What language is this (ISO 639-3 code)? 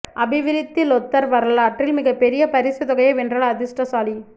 tam